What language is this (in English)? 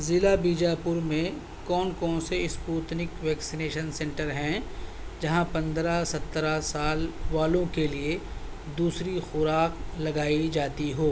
Urdu